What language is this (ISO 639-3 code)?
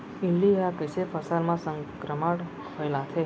hne